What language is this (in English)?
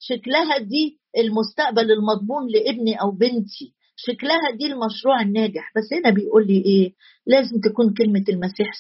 Arabic